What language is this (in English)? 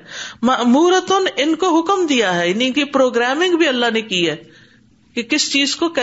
Urdu